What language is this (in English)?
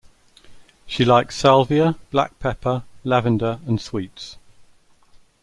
English